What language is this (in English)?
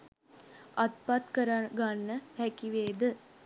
Sinhala